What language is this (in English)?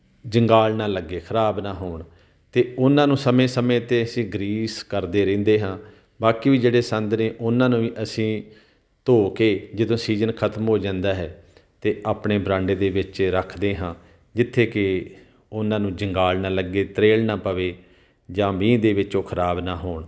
Punjabi